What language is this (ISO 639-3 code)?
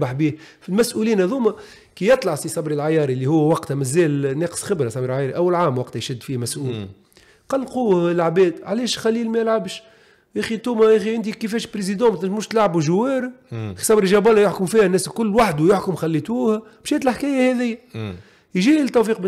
ara